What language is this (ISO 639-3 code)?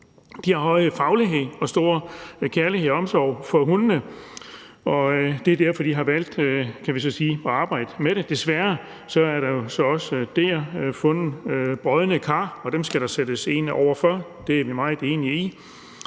dan